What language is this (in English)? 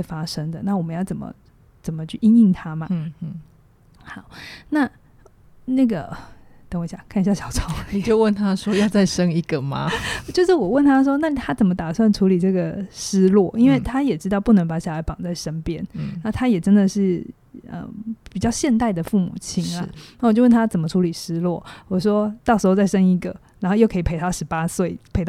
Chinese